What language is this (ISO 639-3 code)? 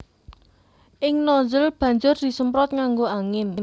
jav